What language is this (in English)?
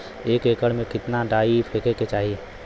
Bhojpuri